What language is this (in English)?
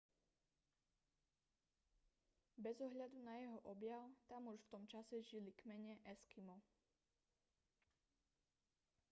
Slovak